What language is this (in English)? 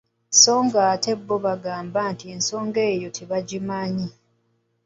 Ganda